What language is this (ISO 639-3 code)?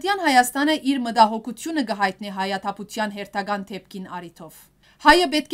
tur